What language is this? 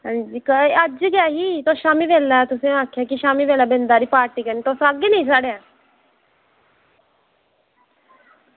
Dogri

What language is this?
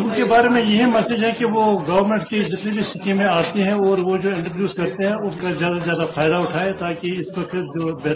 Urdu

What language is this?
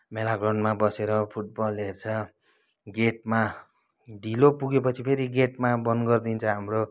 Nepali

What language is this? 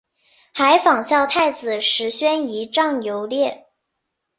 Chinese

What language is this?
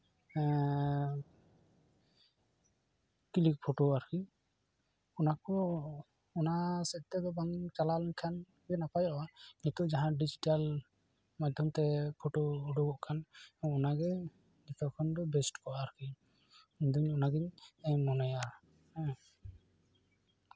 Santali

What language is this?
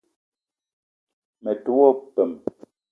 Eton (Cameroon)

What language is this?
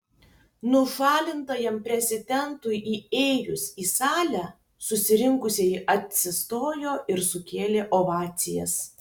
Lithuanian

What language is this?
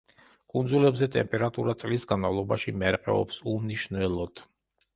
Georgian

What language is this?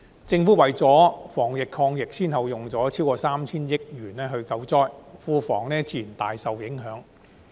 Cantonese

